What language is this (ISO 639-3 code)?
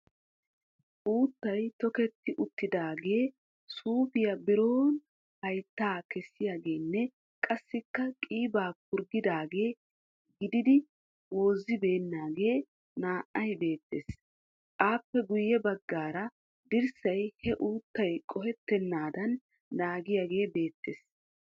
wal